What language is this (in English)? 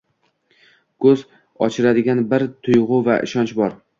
Uzbek